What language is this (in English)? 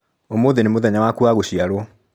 Kikuyu